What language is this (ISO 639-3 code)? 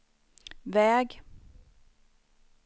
swe